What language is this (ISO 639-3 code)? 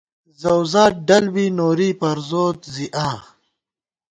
gwt